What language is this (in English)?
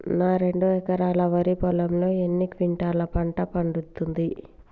Telugu